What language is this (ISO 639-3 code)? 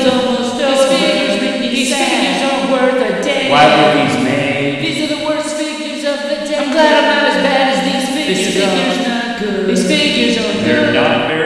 eng